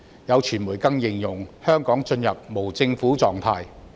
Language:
Cantonese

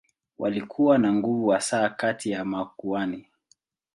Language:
Swahili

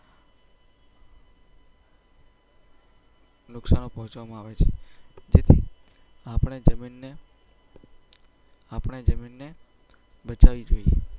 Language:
Gujarati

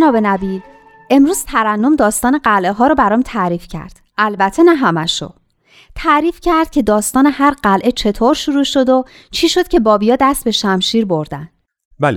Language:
Persian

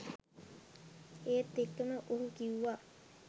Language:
Sinhala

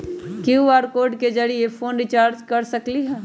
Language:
Magahi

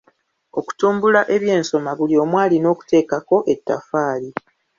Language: Ganda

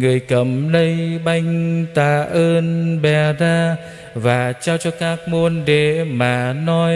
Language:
Vietnamese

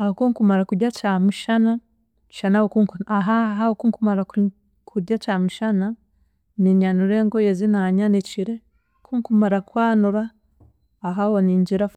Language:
Chiga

